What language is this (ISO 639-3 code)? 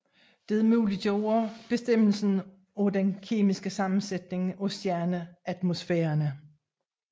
dan